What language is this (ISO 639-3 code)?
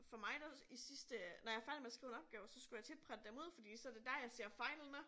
dan